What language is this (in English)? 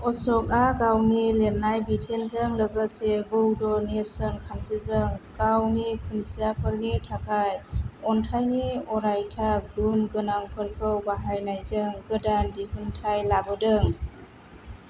Bodo